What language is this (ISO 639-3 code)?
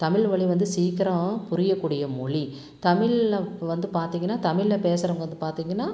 tam